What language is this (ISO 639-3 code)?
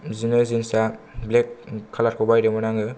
brx